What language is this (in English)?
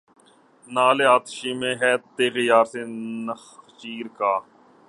Urdu